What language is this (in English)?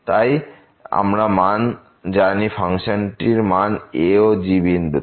Bangla